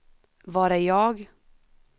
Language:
Swedish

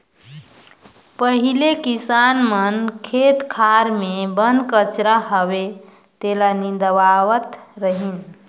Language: Chhattisgarhi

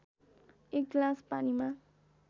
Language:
Nepali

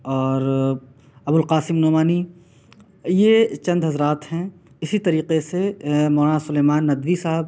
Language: Urdu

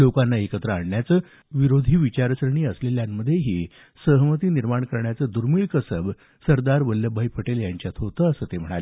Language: Marathi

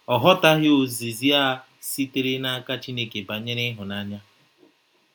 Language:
Igbo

